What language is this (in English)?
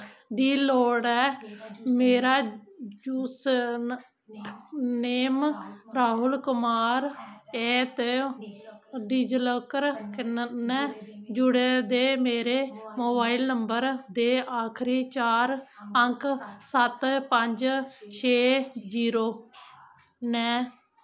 Dogri